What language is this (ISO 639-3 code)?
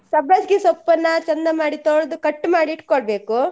kan